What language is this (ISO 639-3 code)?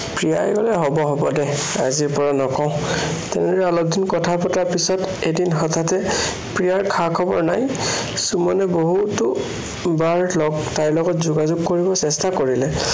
asm